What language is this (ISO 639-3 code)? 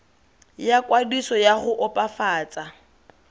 tsn